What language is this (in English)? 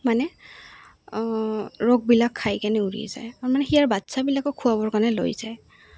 Assamese